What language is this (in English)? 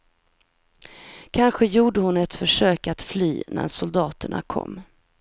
Swedish